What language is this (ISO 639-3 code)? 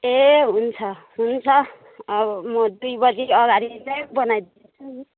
nep